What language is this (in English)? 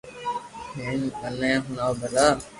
Loarki